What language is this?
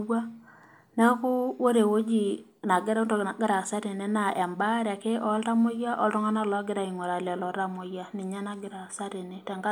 Masai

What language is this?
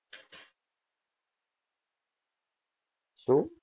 Gujarati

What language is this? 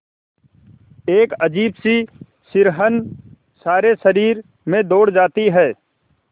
Hindi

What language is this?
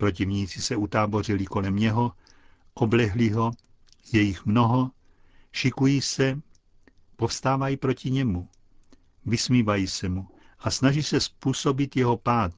Czech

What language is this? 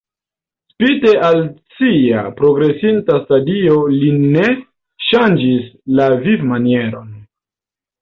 Esperanto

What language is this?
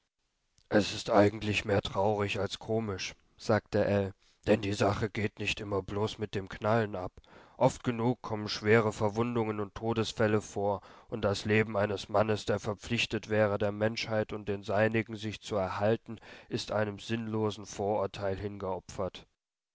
German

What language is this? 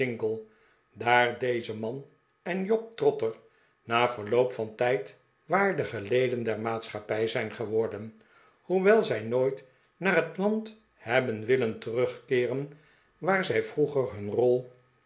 Dutch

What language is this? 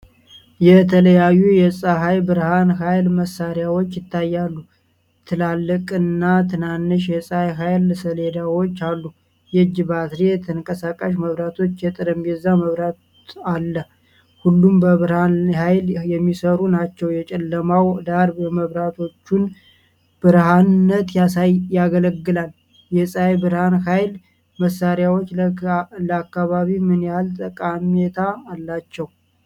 Amharic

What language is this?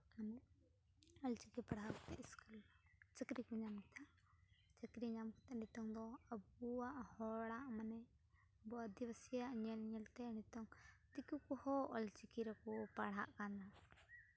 Santali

